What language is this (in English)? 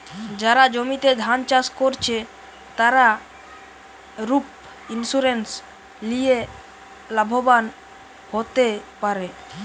Bangla